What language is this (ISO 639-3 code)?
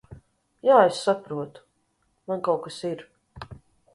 lav